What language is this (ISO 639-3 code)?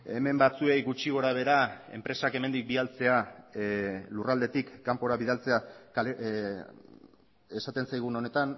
eus